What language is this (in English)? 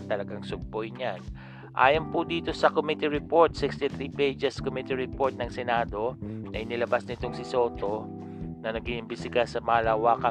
Filipino